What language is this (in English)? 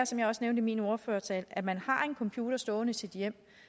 Danish